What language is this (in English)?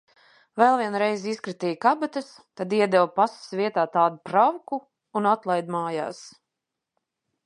Latvian